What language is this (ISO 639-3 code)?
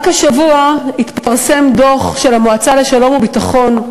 heb